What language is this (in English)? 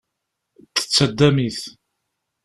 Kabyle